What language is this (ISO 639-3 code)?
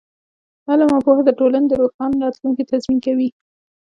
pus